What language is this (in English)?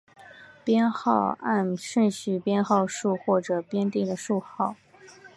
Chinese